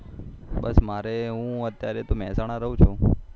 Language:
Gujarati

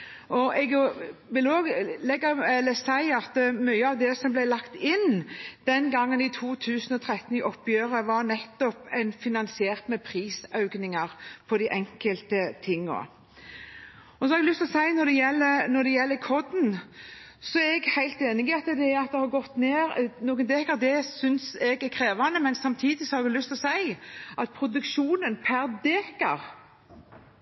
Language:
Norwegian Bokmål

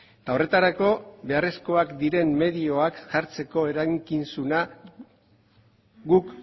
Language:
Basque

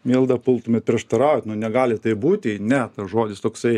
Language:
Lithuanian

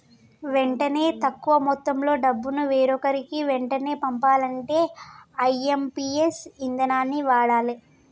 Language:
Telugu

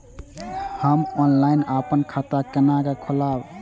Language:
Maithili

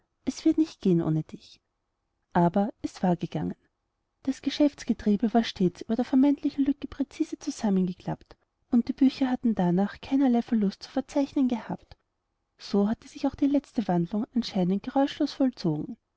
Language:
German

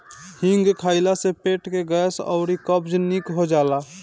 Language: Bhojpuri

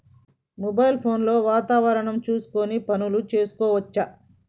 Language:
Telugu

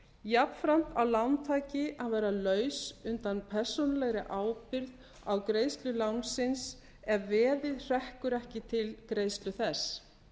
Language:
Icelandic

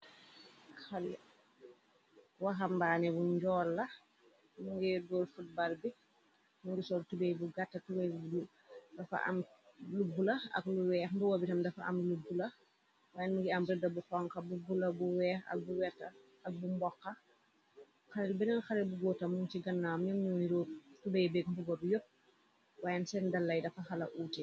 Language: Wolof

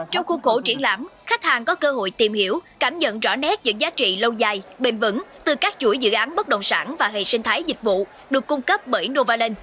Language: Vietnamese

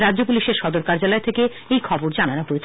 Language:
Bangla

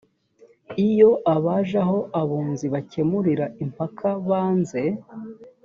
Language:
Kinyarwanda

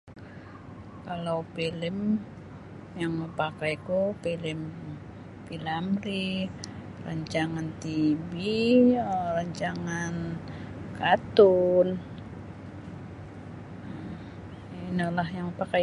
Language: Sabah Bisaya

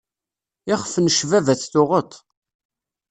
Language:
Kabyle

